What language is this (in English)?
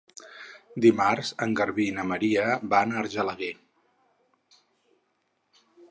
Catalan